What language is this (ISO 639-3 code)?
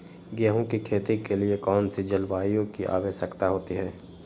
mag